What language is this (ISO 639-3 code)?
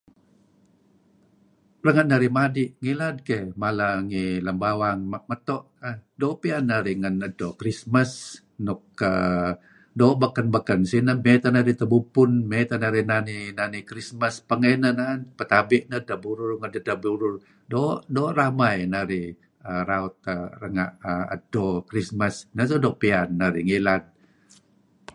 kzi